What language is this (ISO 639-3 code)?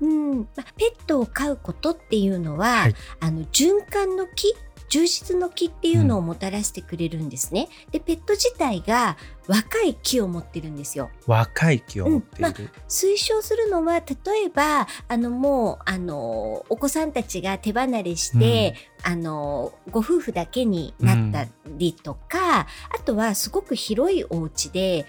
jpn